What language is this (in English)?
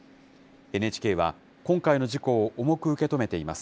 Japanese